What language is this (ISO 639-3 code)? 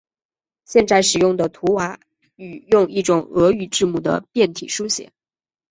zho